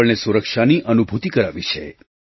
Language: Gujarati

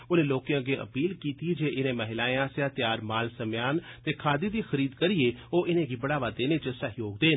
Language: Dogri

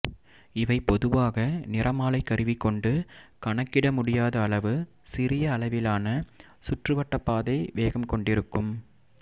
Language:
Tamil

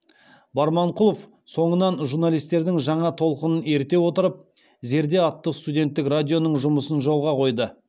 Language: Kazakh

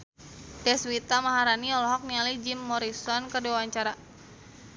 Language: Sundanese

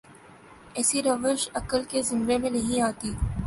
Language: Urdu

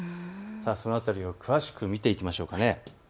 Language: Japanese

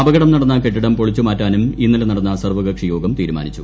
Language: Malayalam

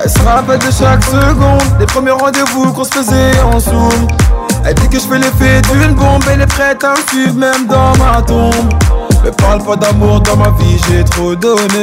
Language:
French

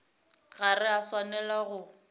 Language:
Northern Sotho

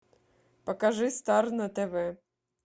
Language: Russian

